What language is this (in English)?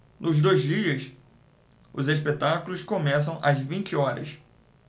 Portuguese